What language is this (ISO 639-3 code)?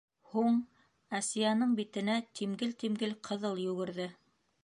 bak